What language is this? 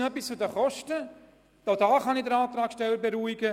Swiss German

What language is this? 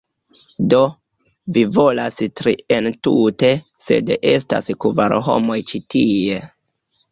Esperanto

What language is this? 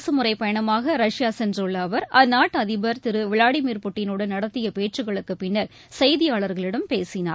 Tamil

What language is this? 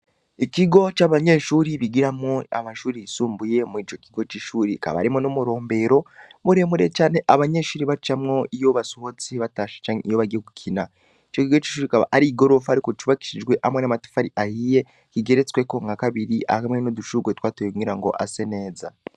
Rundi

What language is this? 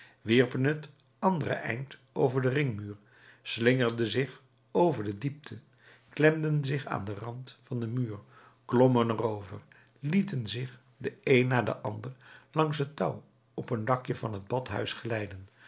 Dutch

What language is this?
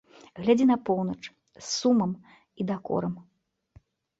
Belarusian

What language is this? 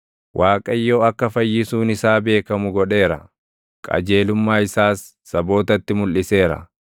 Oromo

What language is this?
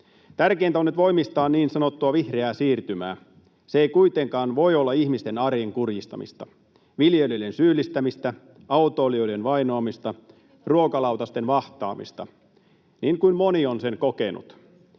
Finnish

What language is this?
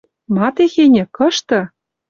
Western Mari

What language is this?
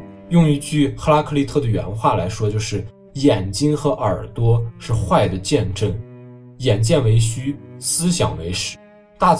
Chinese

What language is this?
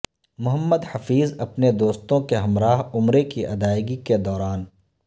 Urdu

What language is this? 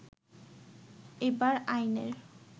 Bangla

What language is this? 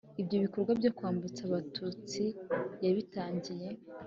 Kinyarwanda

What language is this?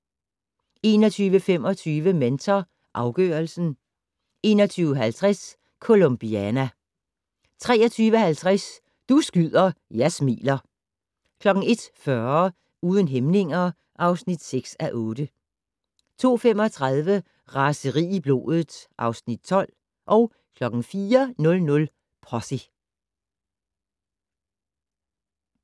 Danish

